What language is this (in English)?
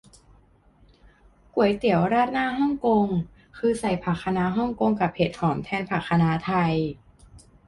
Thai